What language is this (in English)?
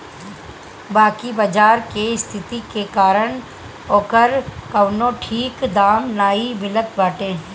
Bhojpuri